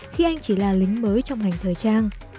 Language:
Vietnamese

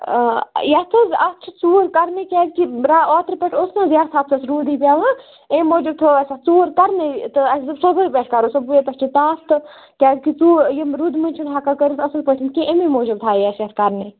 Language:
Kashmiri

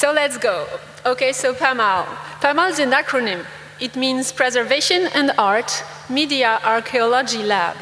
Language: English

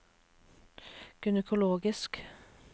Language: Norwegian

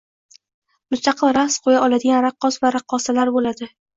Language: Uzbek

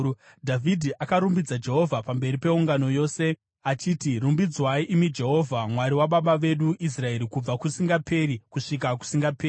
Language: Shona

